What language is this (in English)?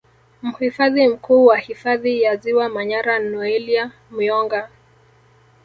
Swahili